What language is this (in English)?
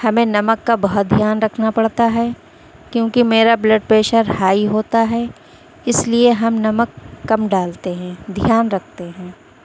Urdu